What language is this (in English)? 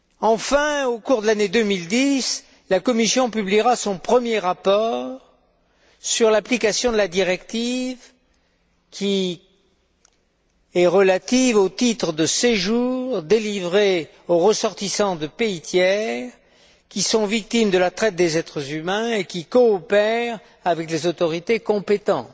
French